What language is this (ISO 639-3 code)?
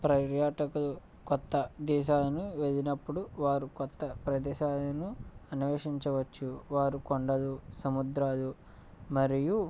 tel